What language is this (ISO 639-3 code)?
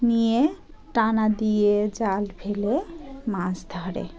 ben